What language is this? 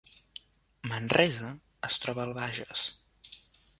Catalan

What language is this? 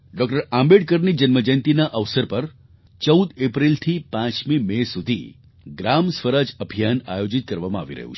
Gujarati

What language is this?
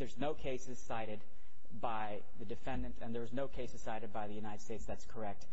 English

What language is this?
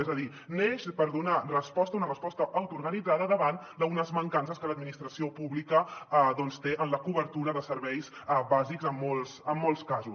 Catalan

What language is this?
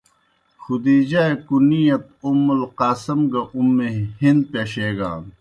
Kohistani Shina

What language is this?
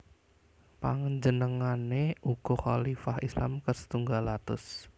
Javanese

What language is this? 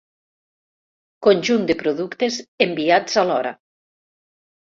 Catalan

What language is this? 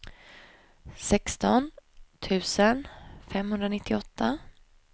Swedish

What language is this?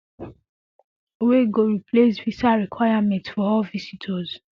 Nigerian Pidgin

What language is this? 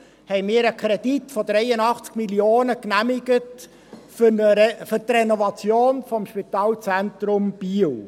Swiss German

